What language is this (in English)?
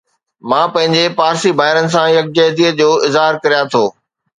Sindhi